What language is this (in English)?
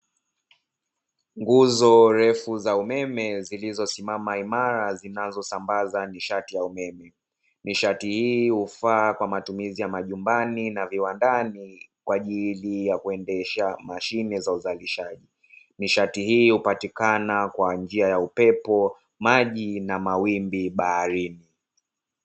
Swahili